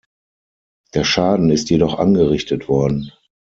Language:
German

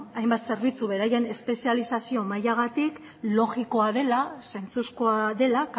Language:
Basque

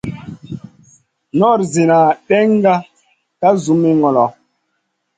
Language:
Masana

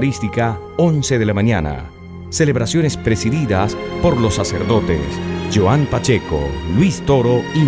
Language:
Spanish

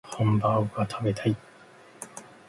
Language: Japanese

